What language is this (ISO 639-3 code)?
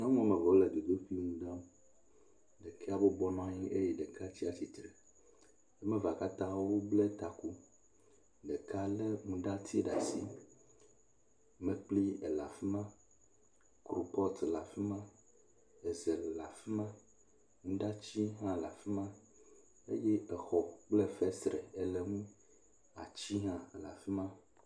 ewe